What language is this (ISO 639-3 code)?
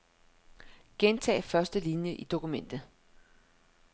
dan